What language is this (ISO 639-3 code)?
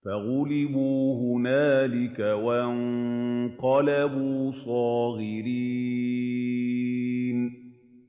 ara